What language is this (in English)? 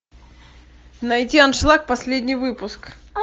Russian